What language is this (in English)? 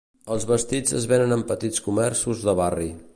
Catalan